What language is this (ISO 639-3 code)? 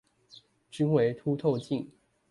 zho